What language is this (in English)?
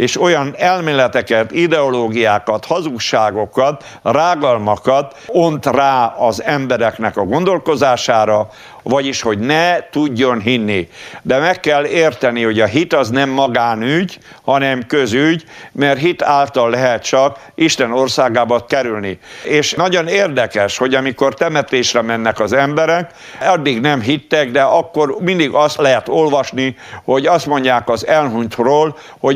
Hungarian